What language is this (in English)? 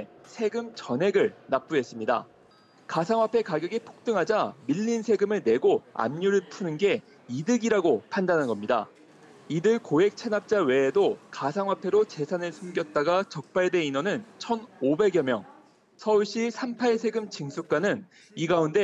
Korean